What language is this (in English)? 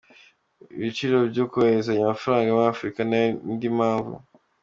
Kinyarwanda